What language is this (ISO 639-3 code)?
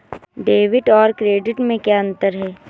hin